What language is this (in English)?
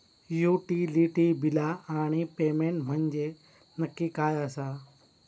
Marathi